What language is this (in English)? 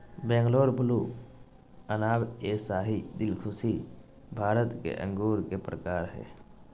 Magahi